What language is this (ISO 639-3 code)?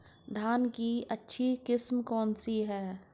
hin